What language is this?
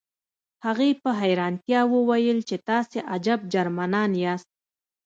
Pashto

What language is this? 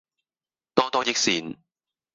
Cantonese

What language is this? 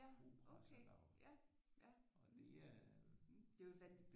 Danish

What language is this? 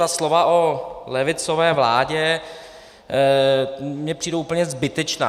Czech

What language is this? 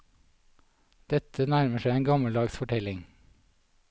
Norwegian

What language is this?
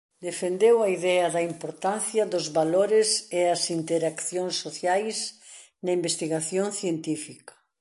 Galician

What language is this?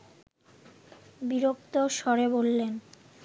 Bangla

